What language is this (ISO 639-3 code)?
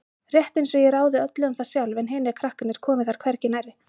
isl